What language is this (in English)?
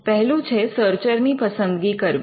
Gujarati